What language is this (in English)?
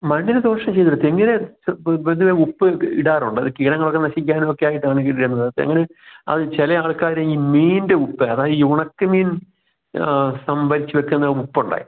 Malayalam